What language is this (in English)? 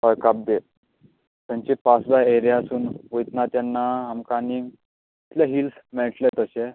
Konkani